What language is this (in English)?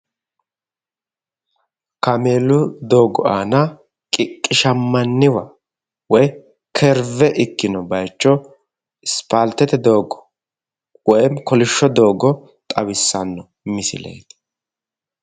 Sidamo